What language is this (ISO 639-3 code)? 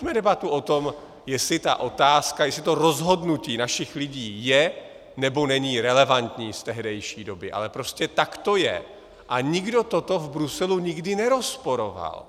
ces